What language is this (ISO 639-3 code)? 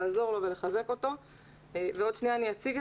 heb